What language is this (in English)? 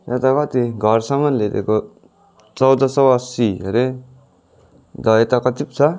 Nepali